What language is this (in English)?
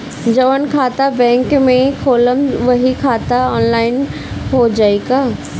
Bhojpuri